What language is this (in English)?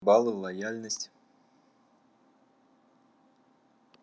Russian